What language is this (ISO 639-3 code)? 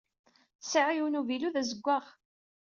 kab